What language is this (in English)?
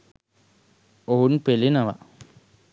Sinhala